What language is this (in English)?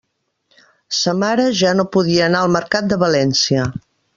Catalan